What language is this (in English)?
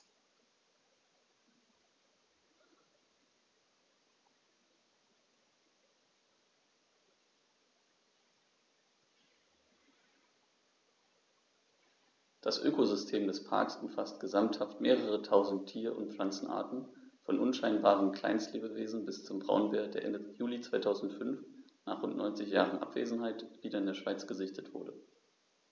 German